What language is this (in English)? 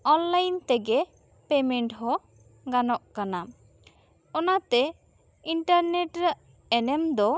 Santali